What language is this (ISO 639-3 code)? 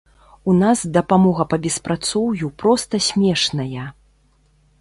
bel